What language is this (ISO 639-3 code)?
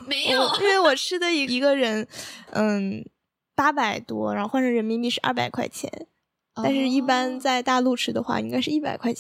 zho